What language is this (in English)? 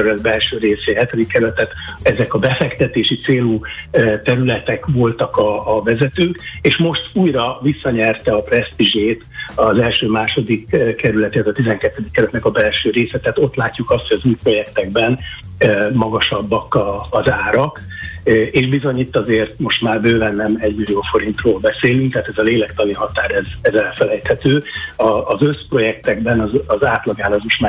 Hungarian